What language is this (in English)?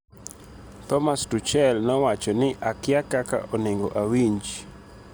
Luo (Kenya and Tanzania)